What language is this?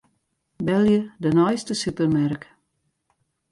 Western Frisian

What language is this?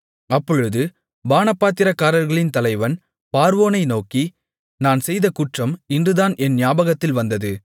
Tamil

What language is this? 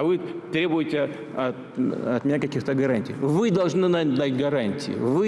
Russian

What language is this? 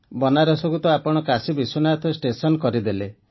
Odia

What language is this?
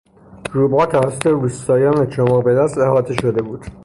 Persian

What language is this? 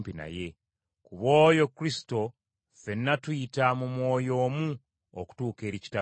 Ganda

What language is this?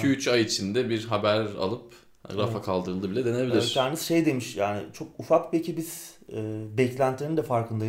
Turkish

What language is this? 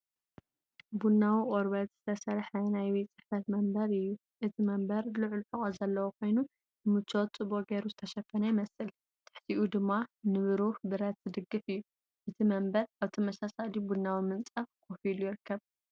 Tigrinya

